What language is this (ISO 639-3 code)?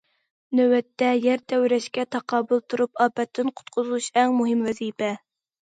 uig